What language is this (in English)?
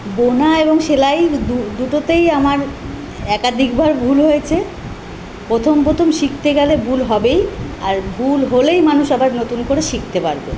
Bangla